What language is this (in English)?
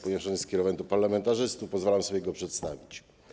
Polish